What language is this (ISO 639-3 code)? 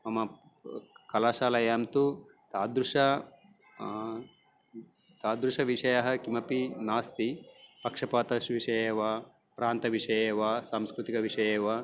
san